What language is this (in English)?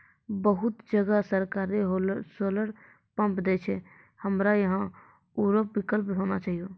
Maithili